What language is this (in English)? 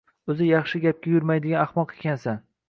Uzbek